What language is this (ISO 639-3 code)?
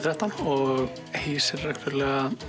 isl